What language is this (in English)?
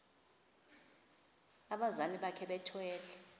Xhosa